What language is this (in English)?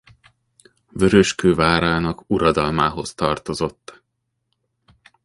Hungarian